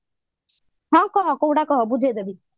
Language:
Odia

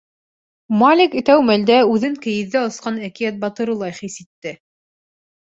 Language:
Bashkir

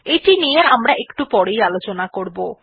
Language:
Bangla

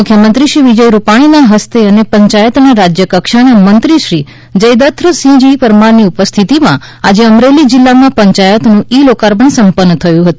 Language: Gujarati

